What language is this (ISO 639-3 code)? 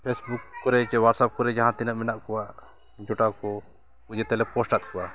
sat